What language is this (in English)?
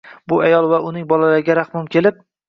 Uzbek